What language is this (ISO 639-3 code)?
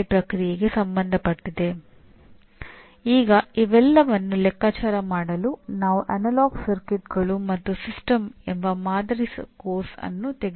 kan